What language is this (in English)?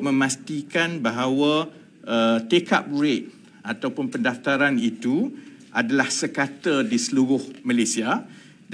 Malay